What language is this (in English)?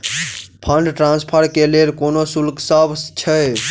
Maithili